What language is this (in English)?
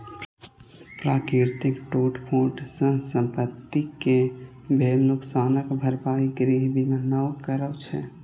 Maithili